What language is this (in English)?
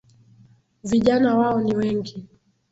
Swahili